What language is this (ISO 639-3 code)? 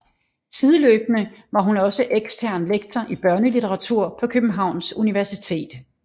dan